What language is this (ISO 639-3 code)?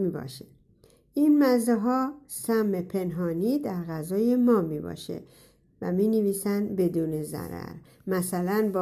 fas